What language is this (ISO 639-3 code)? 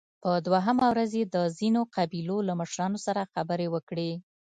pus